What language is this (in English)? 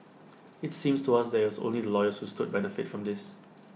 English